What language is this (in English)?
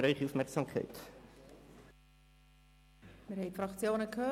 Swiss German